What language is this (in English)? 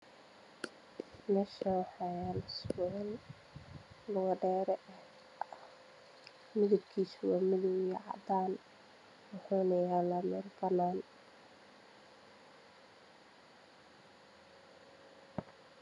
Somali